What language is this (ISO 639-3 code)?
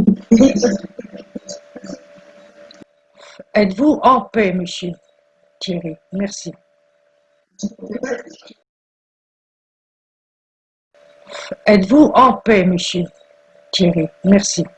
fra